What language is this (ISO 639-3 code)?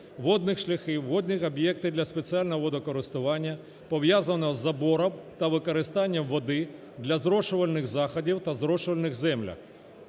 ukr